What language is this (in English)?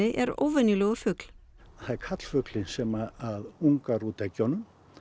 Icelandic